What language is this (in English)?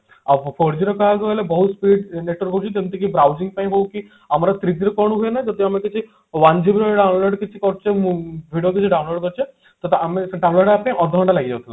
Odia